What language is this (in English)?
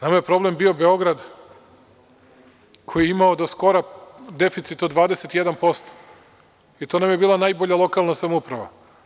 Serbian